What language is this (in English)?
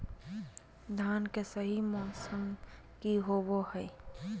Magahi